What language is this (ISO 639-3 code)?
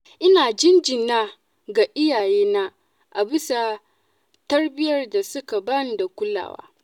hau